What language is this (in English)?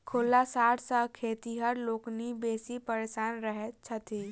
Maithili